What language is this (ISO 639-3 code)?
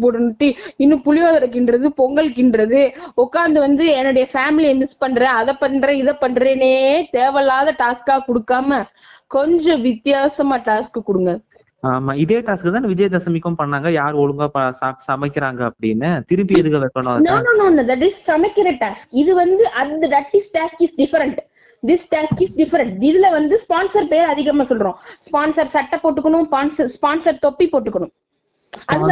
tam